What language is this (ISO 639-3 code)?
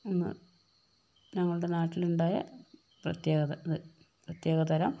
mal